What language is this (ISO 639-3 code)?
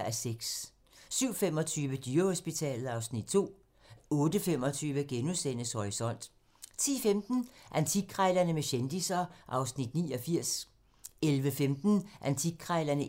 dan